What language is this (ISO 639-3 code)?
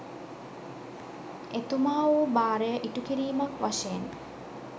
sin